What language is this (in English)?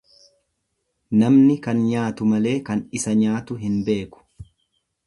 Oromo